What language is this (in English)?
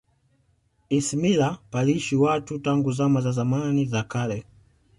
Swahili